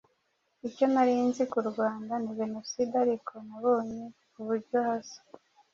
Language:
Kinyarwanda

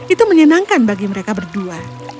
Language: Indonesian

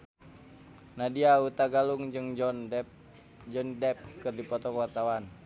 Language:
Sundanese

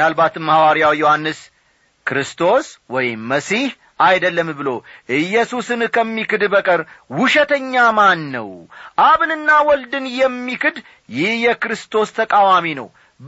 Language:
Amharic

